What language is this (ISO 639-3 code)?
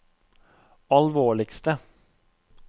nor